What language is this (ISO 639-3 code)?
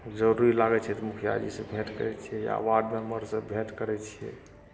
mai